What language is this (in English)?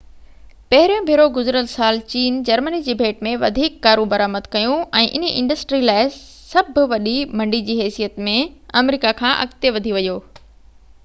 Sindhi